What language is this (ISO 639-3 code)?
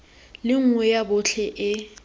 tsn